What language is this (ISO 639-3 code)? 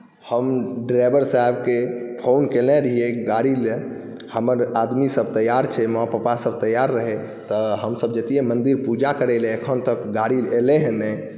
mai